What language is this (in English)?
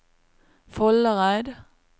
Norwegian